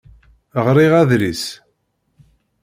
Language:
Kabyle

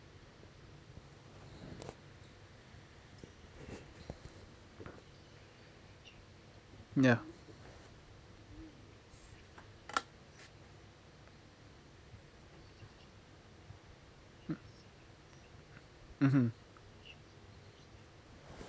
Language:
English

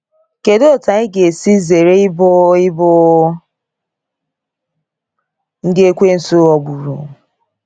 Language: Igbo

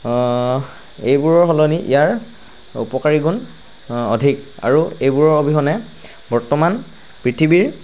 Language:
Assamese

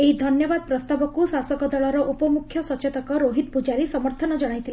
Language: Odia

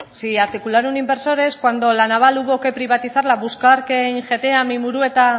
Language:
Spanish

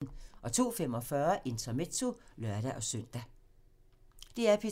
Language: Danish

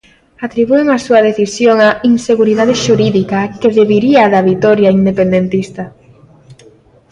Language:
Galician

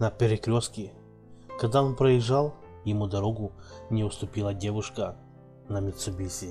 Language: Russian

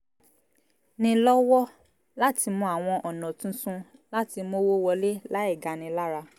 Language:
Yoruba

